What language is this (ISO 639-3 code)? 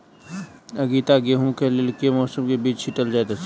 mai